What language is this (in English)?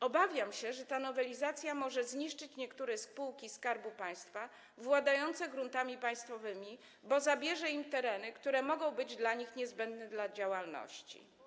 Polish